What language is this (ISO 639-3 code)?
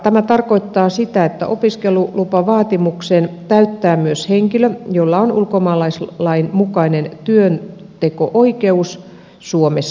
fin